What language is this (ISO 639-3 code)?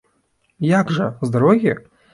bel